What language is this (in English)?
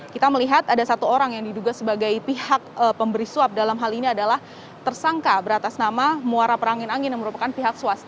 Indonesian